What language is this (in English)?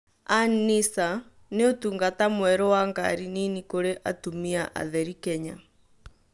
Kikuyu